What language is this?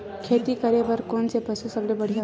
Chhattisgarhi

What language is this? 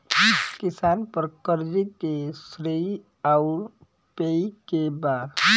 Bhojpuri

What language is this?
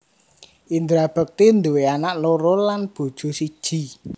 Javanese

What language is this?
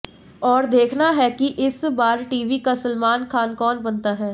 Hindi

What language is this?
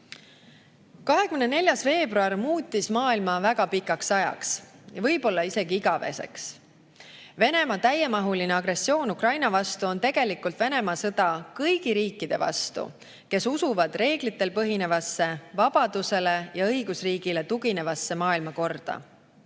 Estonian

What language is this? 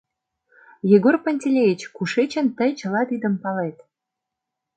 Mari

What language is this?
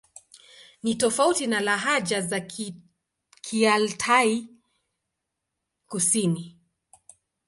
Swahili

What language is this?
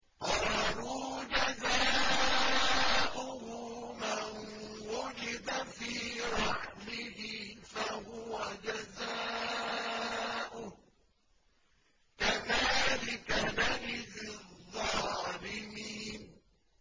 Arabic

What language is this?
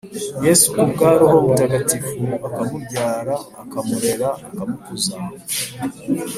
Kinyarwanda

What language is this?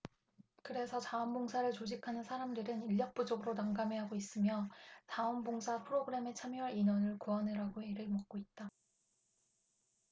Korean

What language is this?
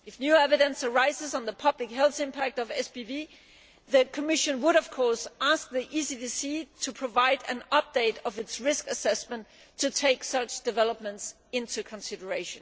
English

